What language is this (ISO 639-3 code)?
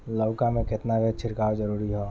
bho